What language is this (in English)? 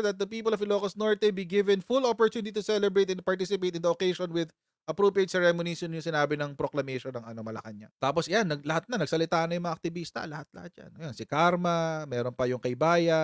Filipino